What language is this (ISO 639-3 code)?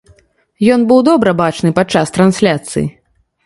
bel